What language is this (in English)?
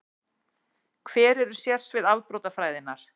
Icelandic